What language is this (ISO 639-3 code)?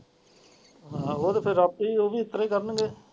pan